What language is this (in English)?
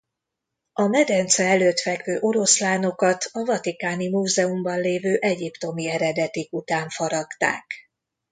Hungarian